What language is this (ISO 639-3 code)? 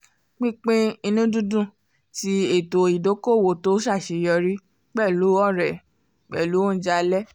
yor